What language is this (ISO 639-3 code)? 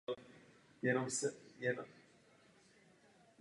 ces